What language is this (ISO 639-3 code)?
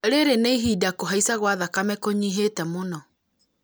kik